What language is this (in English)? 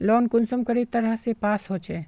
Magahi